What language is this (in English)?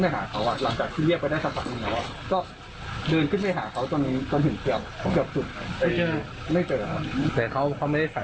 Thai